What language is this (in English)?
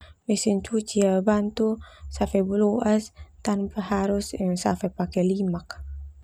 Termanu